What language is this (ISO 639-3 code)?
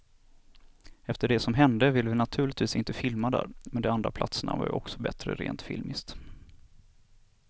swe